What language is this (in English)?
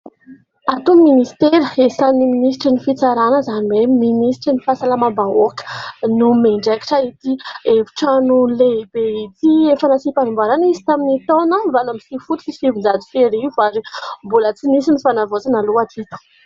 Malagasy